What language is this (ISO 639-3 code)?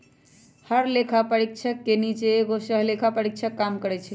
mag